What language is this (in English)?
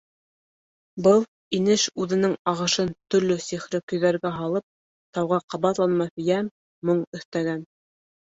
Bashkir